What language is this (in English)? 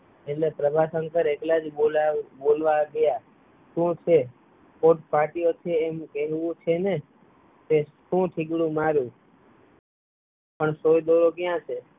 Gujarati